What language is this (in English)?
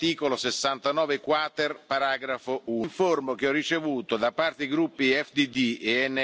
Polish